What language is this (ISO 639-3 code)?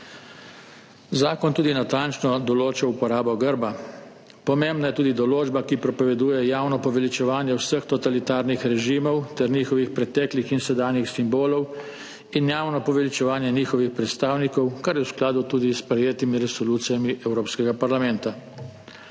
slv